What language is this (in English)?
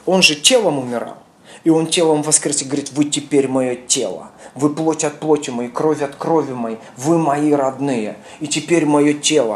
Russian